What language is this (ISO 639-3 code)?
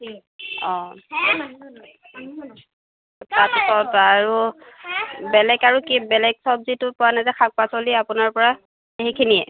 asm